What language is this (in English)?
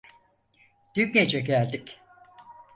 Turkish